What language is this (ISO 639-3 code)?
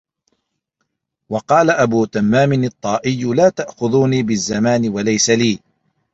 ara